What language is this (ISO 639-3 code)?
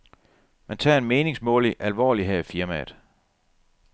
dan